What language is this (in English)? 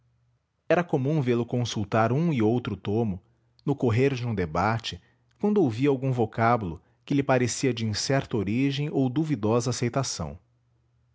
Portuguese